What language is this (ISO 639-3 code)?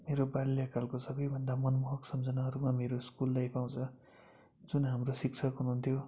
nep